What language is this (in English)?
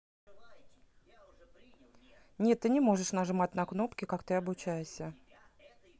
Russian